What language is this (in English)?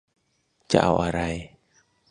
Thai